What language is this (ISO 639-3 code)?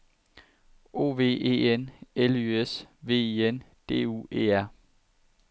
dan